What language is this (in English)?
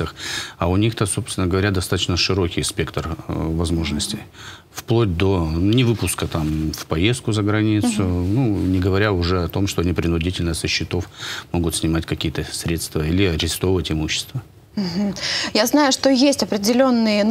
Russian